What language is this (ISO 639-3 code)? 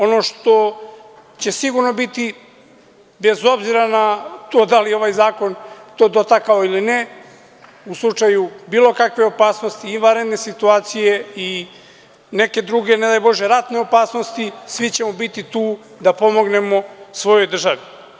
srp